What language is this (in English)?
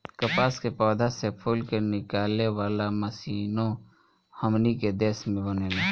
Bhojpuri